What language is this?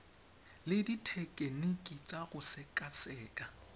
Tswana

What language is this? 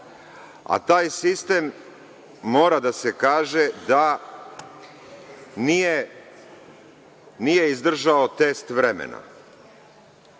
Serbian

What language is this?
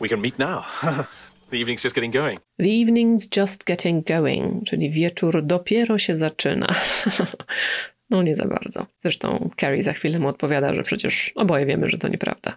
Polish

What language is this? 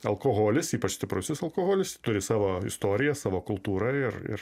Lithuanian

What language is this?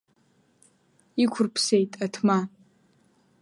Abkhazian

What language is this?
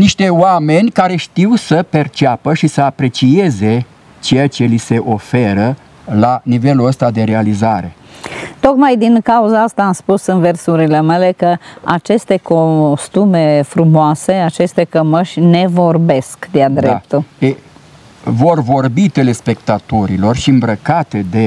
Romanian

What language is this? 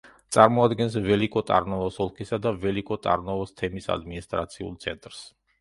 Georgian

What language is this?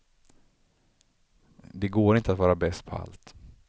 Swedish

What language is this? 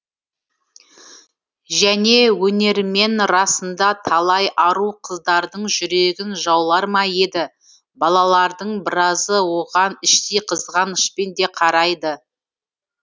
Kazakh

